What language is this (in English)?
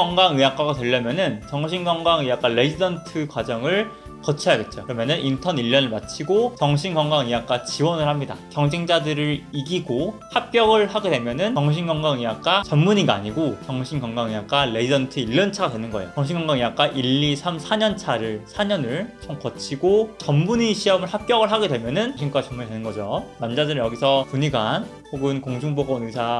Korean